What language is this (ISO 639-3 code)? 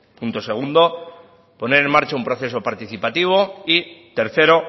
spa